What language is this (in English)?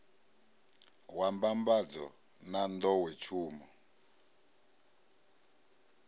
Venda